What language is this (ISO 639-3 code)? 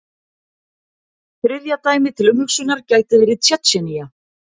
isl